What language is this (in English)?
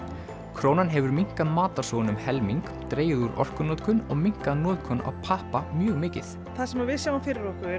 Icelandic